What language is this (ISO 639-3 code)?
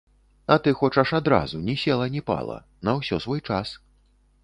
bel